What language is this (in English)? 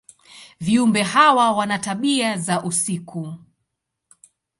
Swahili